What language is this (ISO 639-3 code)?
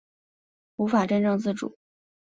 zho